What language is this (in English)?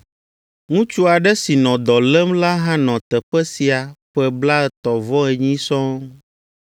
Ewe